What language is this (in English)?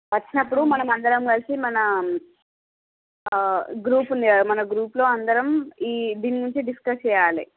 Telugu